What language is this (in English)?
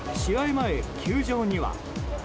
Japanese